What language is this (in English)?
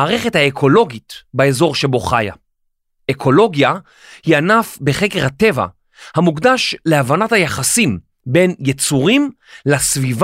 Hebrew